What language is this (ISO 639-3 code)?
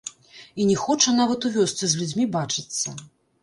bel